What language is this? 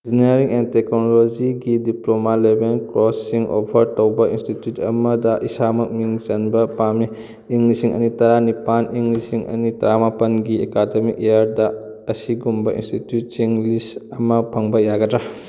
Manipuri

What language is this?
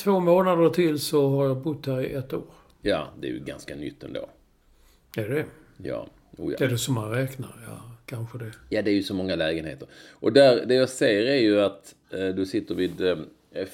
Swedish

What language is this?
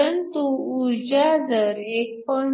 Marathi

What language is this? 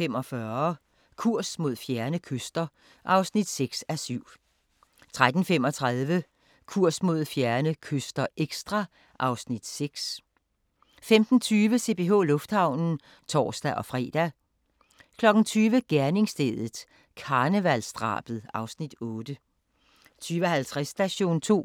Danish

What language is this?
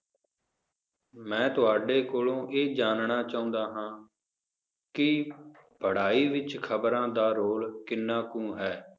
Punjabi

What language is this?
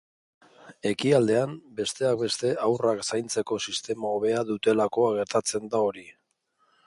Basque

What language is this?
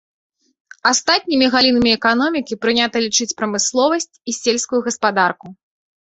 Belarusian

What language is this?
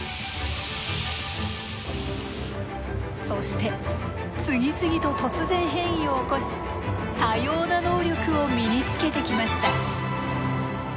Japanese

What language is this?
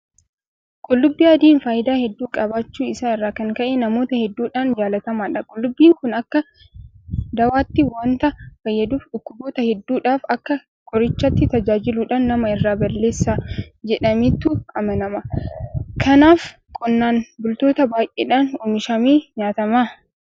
Oromo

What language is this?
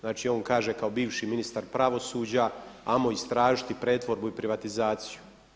Croatian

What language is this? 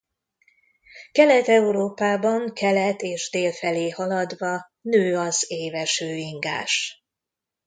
Hungarian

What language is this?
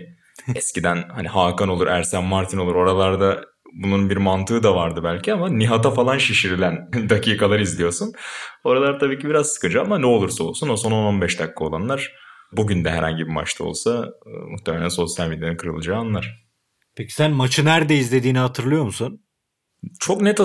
Turkish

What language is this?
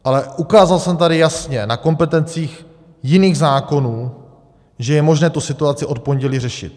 Czech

